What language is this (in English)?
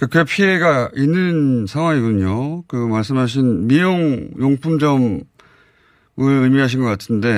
Korean